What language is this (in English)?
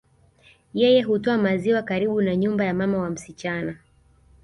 Swahili